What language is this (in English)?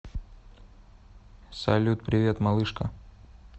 Russian